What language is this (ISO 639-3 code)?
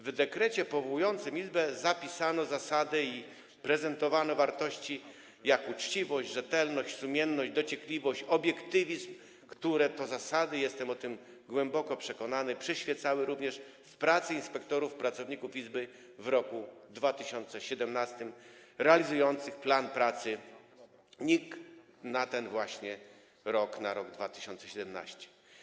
pol